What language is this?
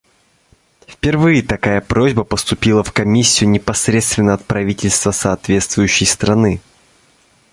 Russian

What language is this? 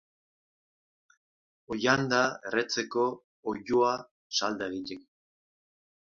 Basque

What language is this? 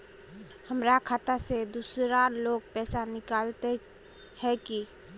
Magahi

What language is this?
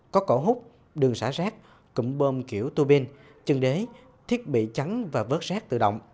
Vietnamese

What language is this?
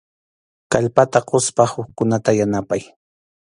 Arequipa-La Unión Quechua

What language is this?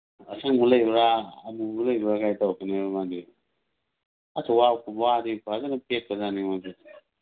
Manipuri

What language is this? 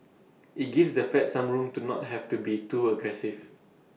English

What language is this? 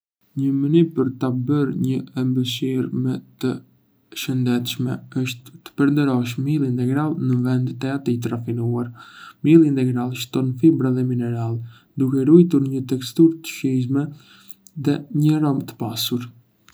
Arbëreshë Albanian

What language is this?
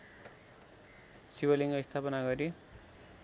Nepali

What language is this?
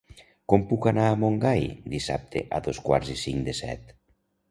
Catalan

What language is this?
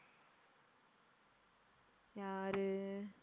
Tamil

